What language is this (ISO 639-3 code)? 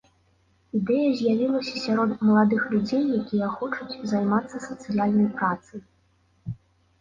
bel